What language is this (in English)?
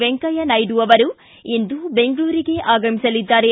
Kannada